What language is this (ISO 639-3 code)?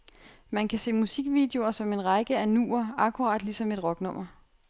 dan